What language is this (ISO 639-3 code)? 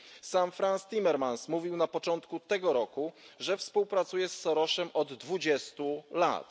pol